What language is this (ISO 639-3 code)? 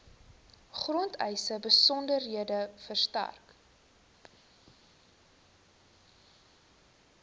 afr